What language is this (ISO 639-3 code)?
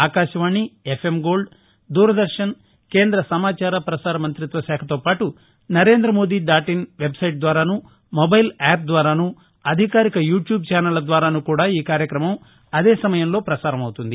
tel